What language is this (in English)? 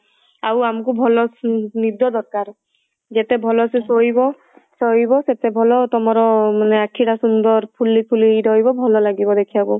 Odia